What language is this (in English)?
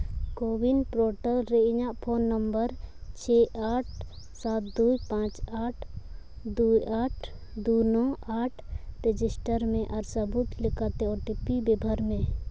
Santali